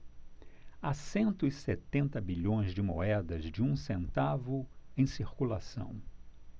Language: Portuguese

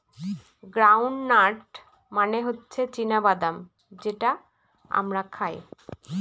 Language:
Bangla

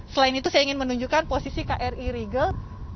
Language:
Indonesian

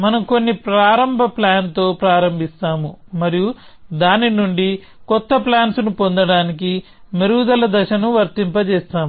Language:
Telugu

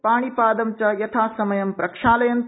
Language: Sanskrit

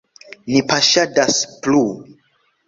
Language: Esperanto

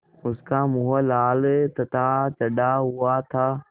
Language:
Hindi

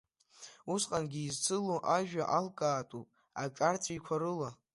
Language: Abkhazian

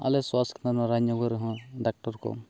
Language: Santali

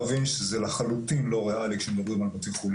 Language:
Hebrew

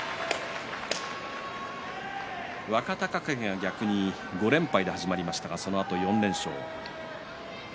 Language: Japanese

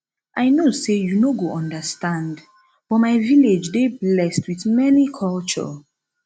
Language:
Nigerian Pidgin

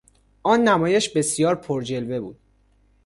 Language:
Persian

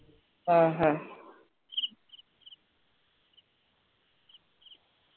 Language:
Malayalam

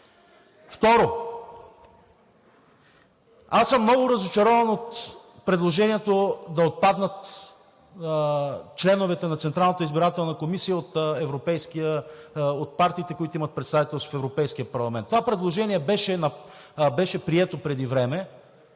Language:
Bulgarian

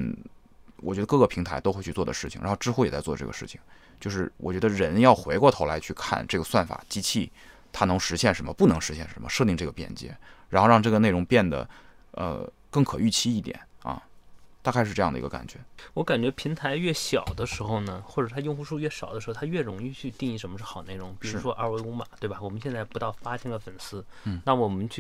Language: Chinese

